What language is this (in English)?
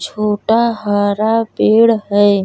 Bhojpuri